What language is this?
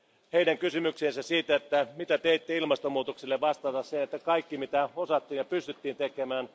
Finnish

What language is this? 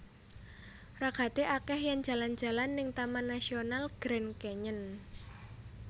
Javanese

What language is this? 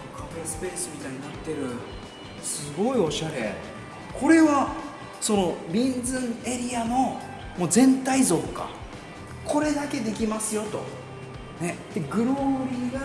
Japanese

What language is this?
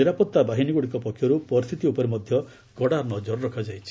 Odia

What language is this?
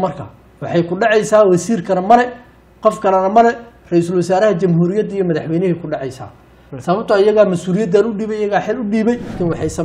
Arabic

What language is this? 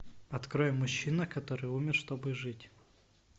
Russian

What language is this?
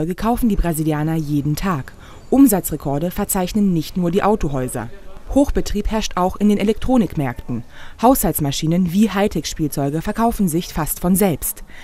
German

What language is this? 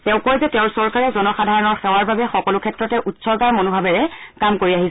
Assamese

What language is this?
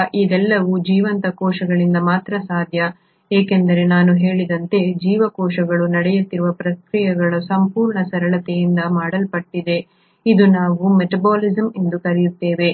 Kannada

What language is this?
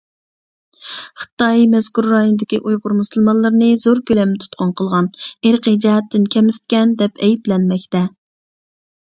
Uyghur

